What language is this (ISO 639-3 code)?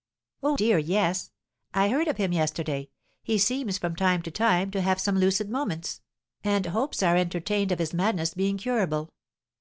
eng